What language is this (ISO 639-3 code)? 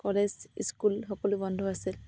asm